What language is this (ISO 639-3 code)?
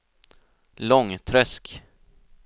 swe